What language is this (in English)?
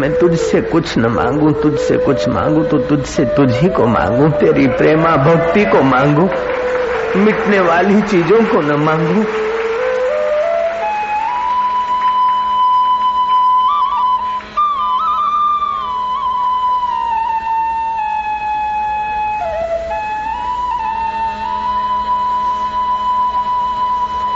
Hindi